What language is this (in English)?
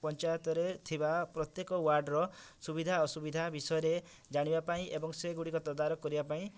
Odia